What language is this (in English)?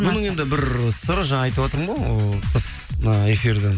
Kazakh